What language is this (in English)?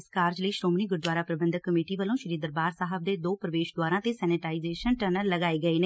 Punjabi